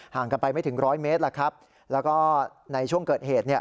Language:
Thai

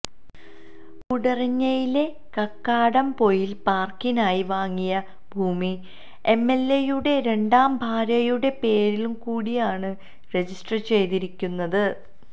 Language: Malayalam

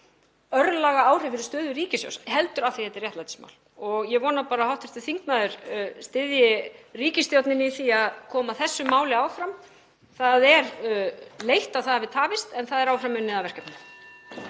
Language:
Icelandic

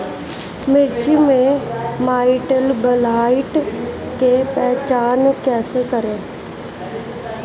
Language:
Bhojpuri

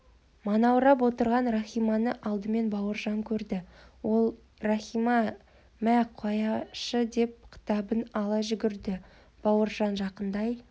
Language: Kazakh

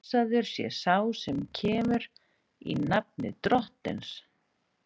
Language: Icelandic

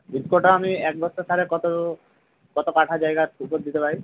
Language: Bangla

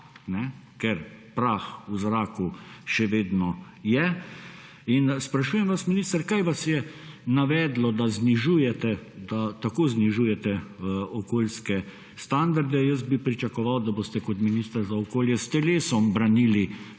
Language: Slovenian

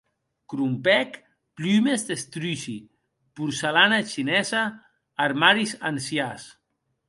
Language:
Occitan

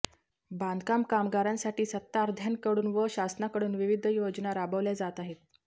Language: Marathi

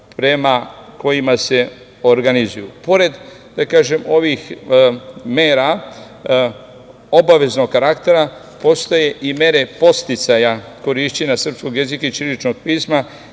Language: Serbian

